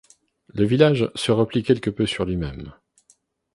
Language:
French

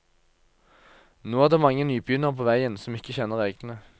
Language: Norwegian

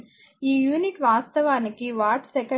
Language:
Telugu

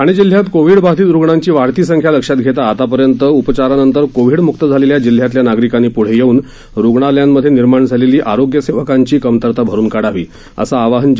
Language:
Marathi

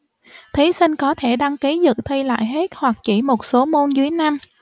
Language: Vietnamese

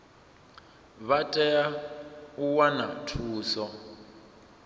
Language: Venda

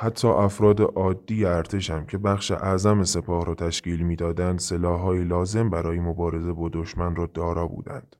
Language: Persian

